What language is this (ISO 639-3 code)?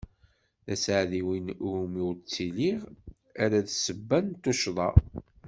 kab